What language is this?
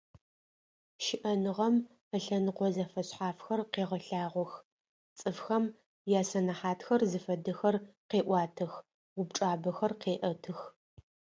Adyghe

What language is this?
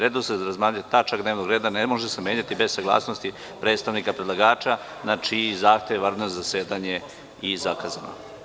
Serbian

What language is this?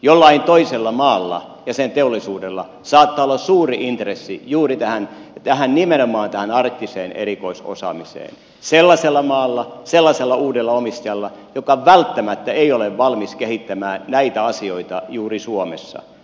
Finnish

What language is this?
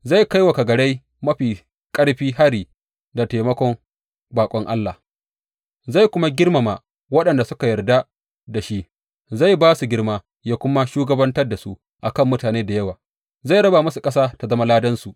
Hausa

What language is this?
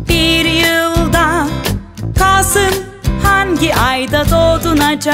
Turkish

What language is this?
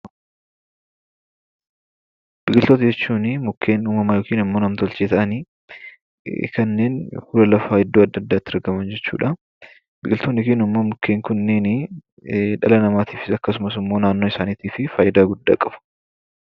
Oromo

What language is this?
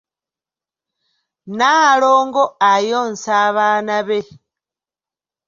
Ganda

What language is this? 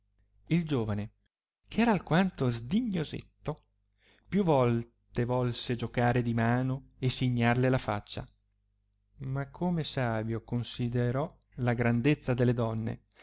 Italian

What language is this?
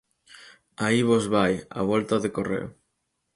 Galician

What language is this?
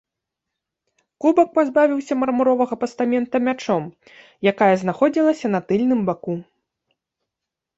Belarusian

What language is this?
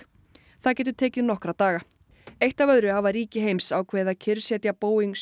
Icelandic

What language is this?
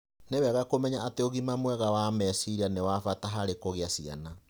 Kikuyu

